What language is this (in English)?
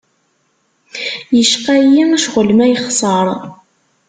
Kabyle